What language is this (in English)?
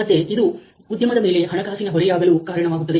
Kannada